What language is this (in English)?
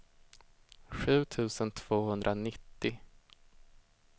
Swedish